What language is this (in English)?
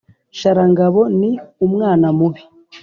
Kinyarwanda